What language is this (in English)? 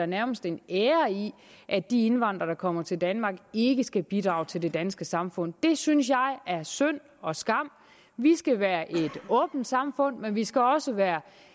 Danish